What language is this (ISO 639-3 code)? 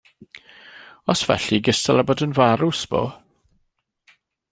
cym